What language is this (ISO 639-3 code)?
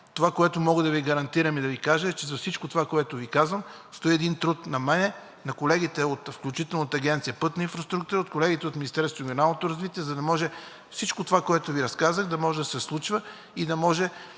bul